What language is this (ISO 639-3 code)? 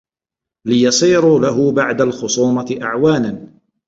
ara